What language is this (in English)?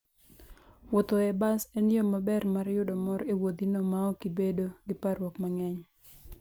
Luo (Kenya and Tanzania)